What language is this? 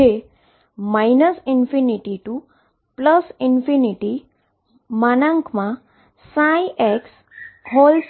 Gujarati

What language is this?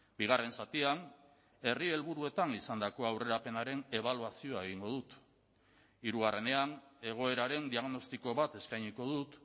Basque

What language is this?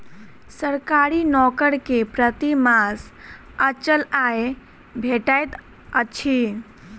Maithili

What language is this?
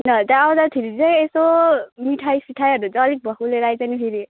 Nepali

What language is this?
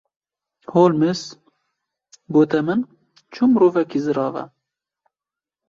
Kurdish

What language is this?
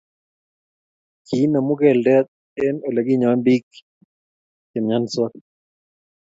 Kalenjin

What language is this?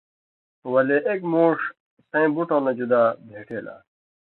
Indus Kohistani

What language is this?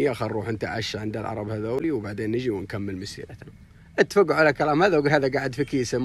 Arabic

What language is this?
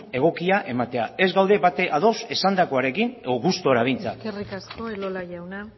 Basque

